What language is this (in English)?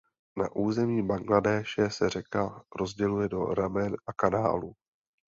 Czech